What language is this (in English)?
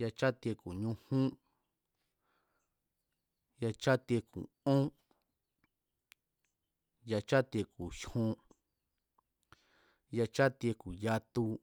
Mazatlán Mazatec